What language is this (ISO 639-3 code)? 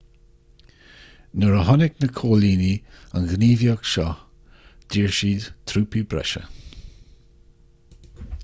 gle